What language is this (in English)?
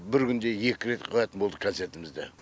Kazakh